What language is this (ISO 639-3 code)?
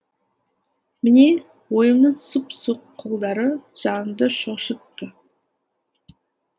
kaz